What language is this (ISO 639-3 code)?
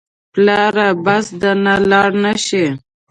pus